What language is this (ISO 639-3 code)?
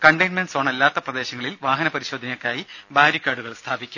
mal